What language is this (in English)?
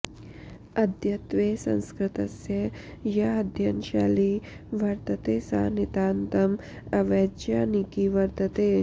Sanskrit